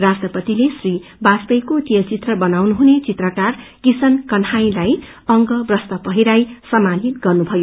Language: Nepali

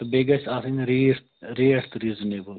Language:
Kashmiri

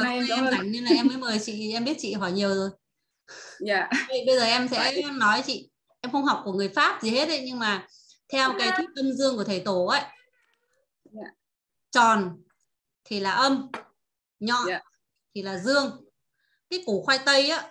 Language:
Vietnamese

